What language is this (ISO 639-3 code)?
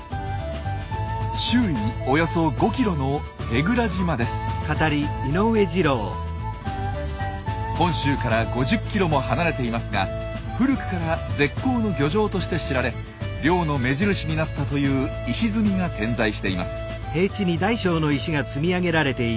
jpn